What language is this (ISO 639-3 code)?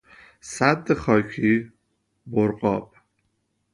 fas